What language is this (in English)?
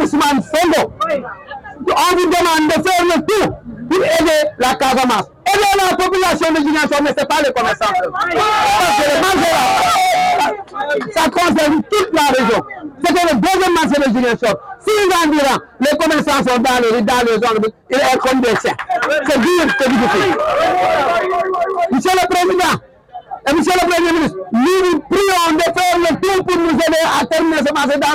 French